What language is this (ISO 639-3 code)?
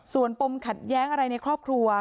tha